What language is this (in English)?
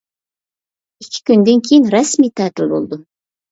Uyghur